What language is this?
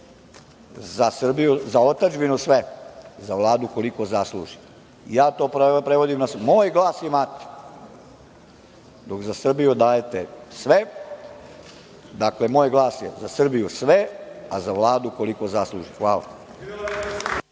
Serbian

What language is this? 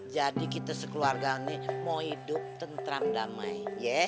Indonesian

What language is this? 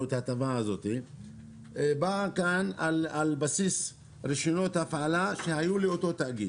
Hebrew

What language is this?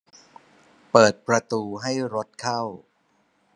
Thai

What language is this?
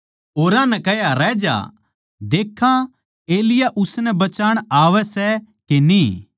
Haryanvi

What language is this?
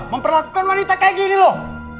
Indonesian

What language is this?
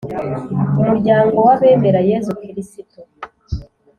Kinyarwanda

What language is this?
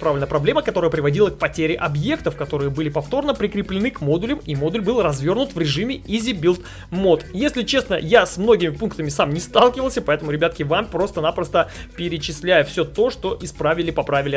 Russian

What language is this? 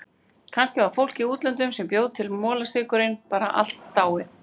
Icelandic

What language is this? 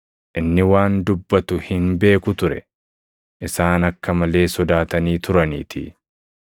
Oromo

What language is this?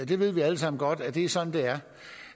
Danish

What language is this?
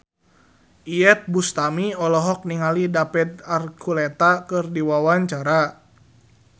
Sundanese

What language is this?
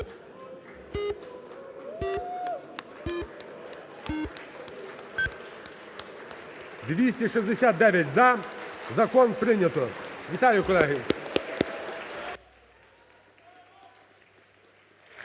Ukrainian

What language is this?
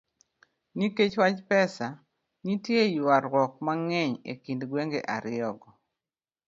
Luo (Kenya and Tanzania)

